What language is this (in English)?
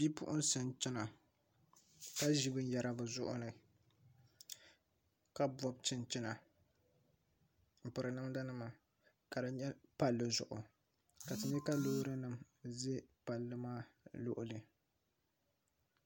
Dagbani